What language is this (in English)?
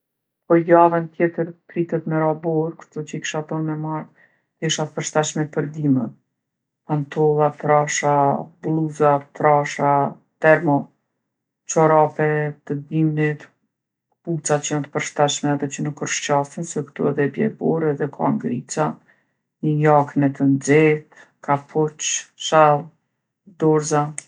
Gheg Albanian